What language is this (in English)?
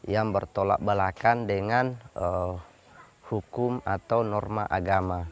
Indonesian